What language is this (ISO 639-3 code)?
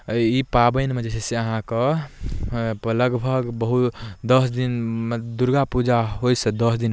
mai